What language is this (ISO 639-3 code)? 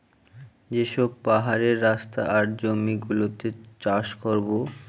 ben